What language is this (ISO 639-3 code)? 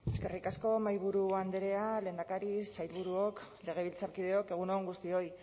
eus